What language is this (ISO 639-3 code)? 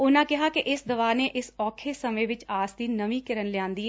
pan